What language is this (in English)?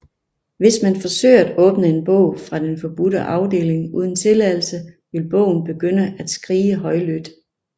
Danish